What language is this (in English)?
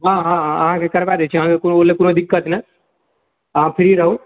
Maithili